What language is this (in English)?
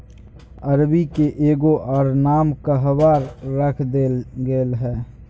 Magahi